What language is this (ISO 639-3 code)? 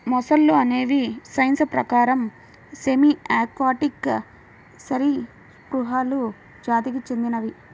tel